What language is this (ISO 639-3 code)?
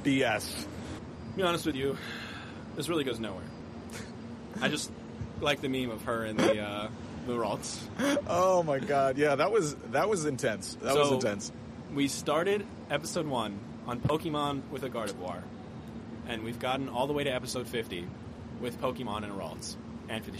eng